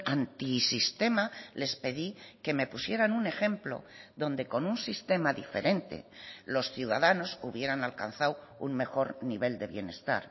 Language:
Spanish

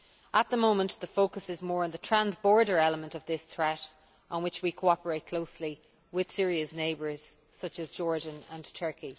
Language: English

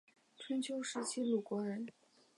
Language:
Chinese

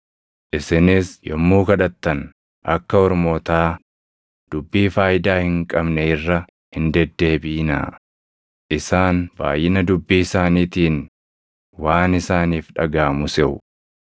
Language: Oromo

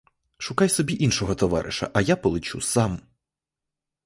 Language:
Ukrainian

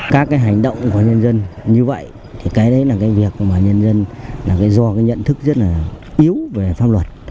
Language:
Vietnamese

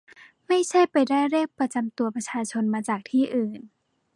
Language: Thai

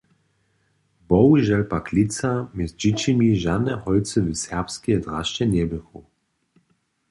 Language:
Upper Sorbian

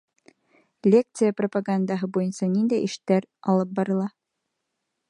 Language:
Bashkir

